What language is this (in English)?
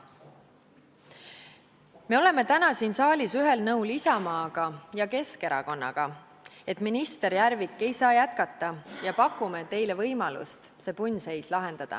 Estonian